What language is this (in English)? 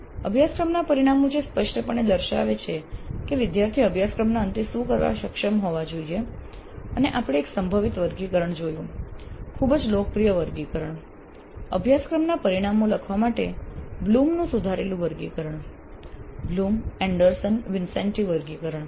Gujarati